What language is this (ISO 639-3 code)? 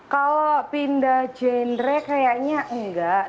ind